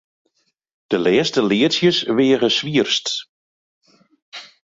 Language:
Western Frisian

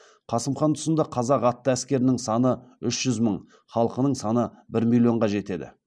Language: Kazakh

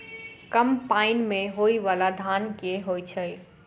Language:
Maithili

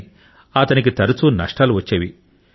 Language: Telugu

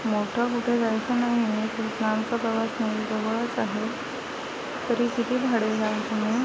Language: Marathi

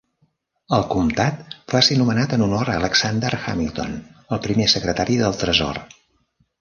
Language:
Catalan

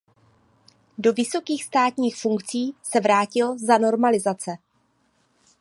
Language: Czech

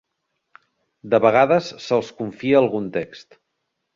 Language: Catalan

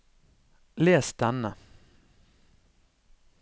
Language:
Norwegian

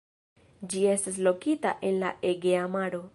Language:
Esperanto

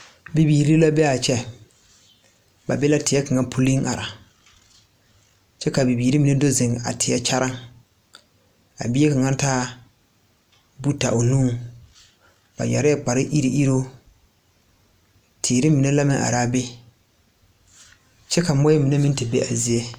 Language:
Southern Dagaare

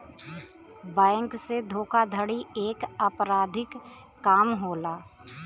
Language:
Bhojpuri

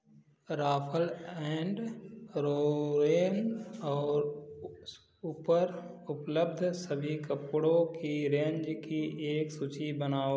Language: Hindi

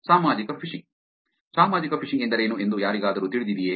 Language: Kannada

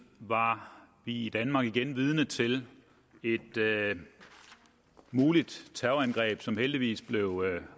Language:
Danish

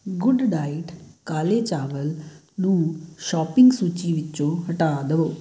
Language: Punjabi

